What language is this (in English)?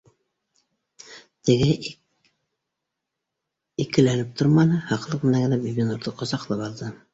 Bashkir